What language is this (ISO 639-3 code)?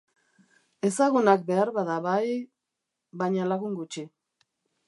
eus